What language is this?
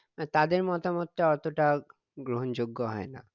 Bangla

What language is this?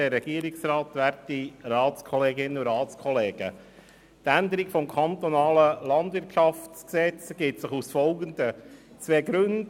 Swiss German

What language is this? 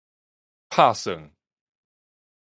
Min Nan Chinese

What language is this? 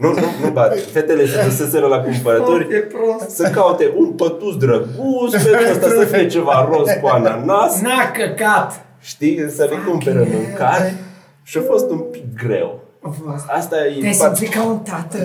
Romanian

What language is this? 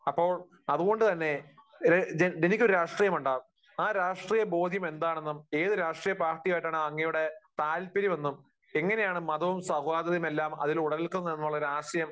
Malayalam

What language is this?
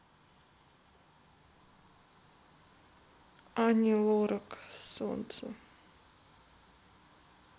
Russian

